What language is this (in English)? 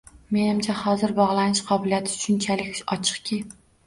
Uzbek